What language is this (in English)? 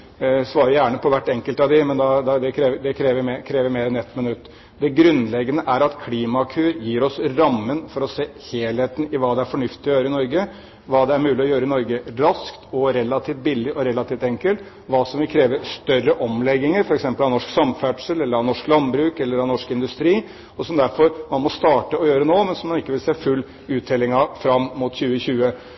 Norwegian Bokmål